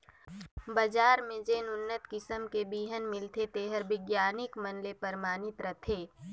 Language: Chhattisgarhi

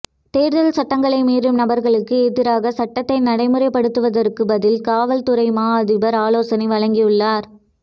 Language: Tamil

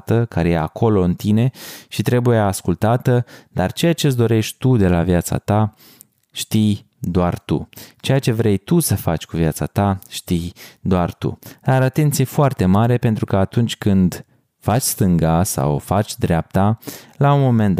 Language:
Romanian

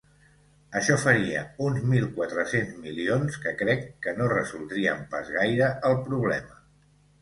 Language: Catalan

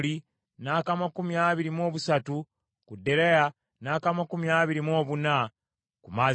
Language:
Ganda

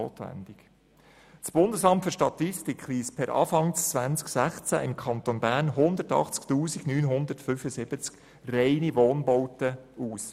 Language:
Swiss German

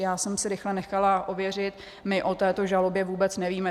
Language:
Czech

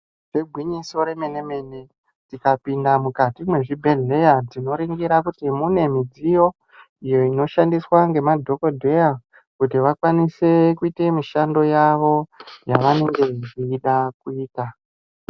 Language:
Ndau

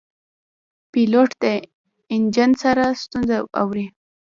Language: Pashto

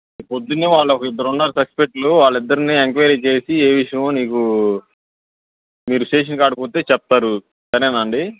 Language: Telugu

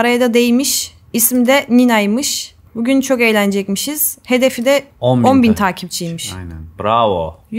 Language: Turkish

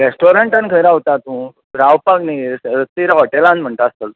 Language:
Konkani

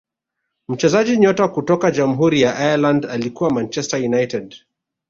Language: Swahili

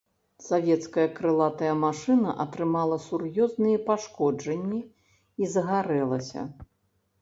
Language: Belarusian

